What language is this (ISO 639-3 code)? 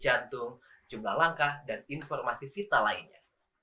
ind